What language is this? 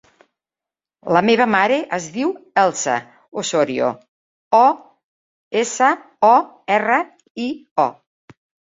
Catalan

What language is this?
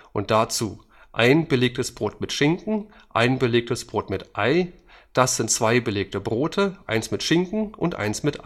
German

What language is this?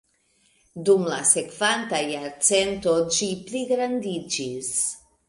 Esperanto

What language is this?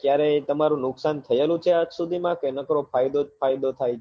Gujarati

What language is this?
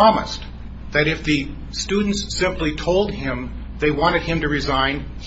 English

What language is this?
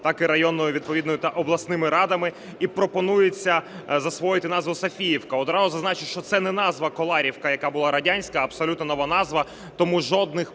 Ukrainian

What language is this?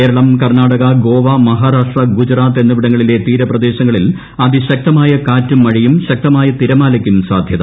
Malayalam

